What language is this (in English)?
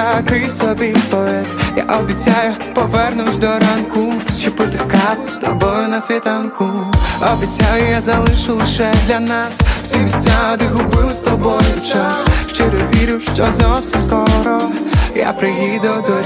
Ukrainian